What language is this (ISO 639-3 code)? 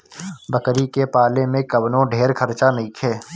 bho